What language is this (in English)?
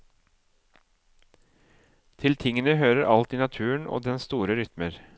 Norwegian